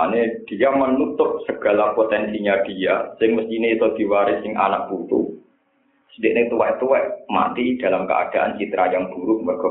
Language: Indonesian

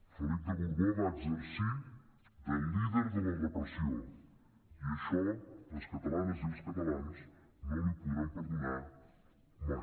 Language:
Catalan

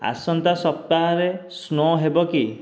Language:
Odia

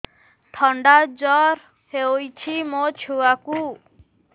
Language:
Odia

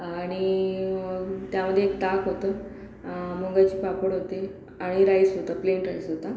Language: Marathi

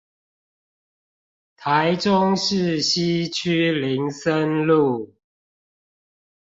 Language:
Chinese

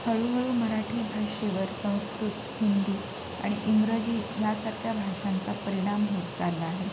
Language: Marathi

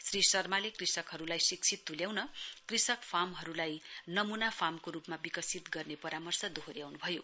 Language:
Nepali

